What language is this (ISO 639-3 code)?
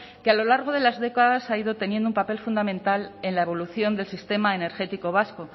spa